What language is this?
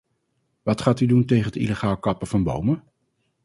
Dutch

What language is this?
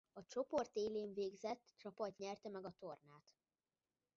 Hungarian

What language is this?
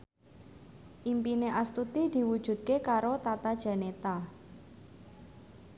Javanese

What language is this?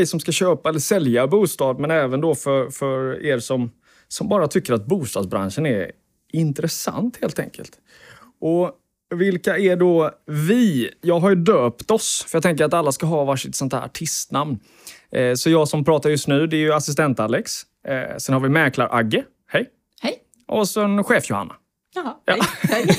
Swedish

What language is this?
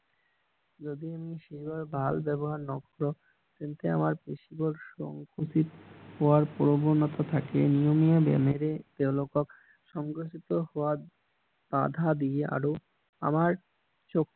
Assamese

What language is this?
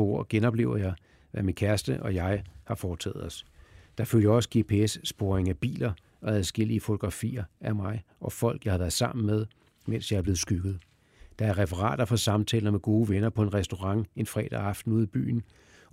Danish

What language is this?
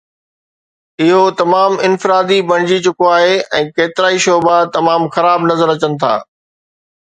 Sindhi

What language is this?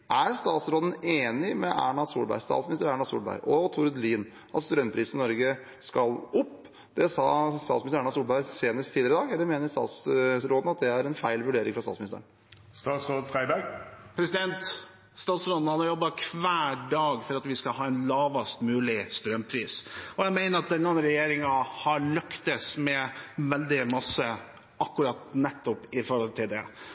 Norwegian Bokmål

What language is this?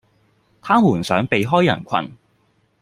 Cantonese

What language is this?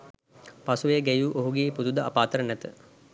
Sinhala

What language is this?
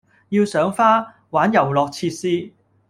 Cantonese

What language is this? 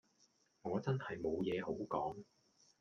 Cantonese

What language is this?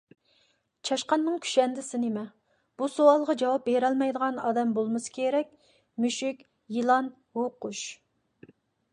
Uyghur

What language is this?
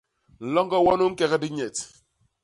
Basaa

